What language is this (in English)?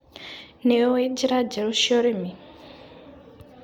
Kikuyu